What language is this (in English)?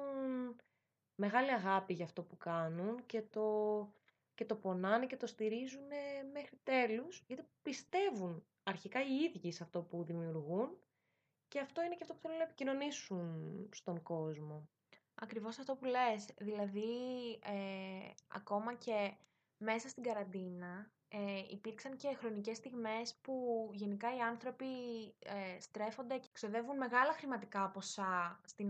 Greek